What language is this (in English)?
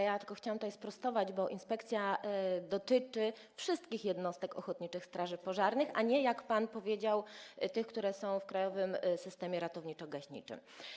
Polish